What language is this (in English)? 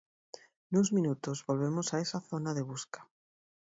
Galician